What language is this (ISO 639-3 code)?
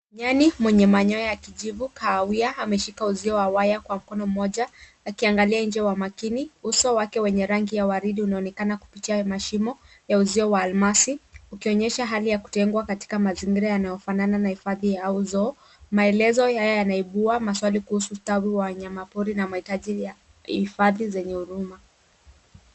swa